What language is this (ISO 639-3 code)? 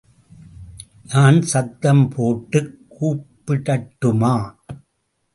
tam